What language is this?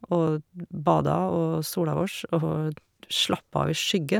Norwegian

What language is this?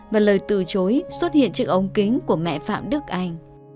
Vietnamese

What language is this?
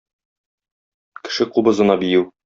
Tatar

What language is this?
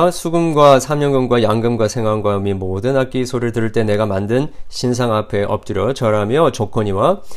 Korean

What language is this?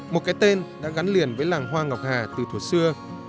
Vietnamese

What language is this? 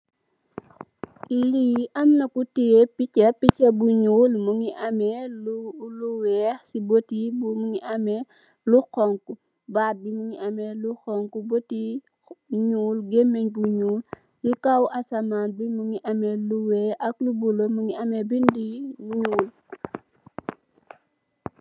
Wolof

